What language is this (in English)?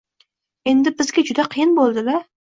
Uzbek